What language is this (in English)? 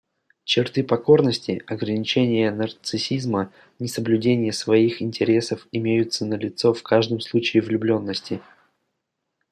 Russian